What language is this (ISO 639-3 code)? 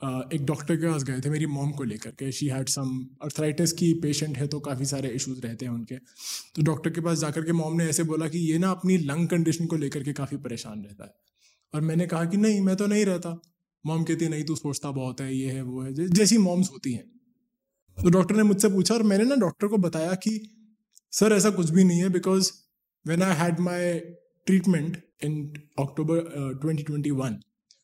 hin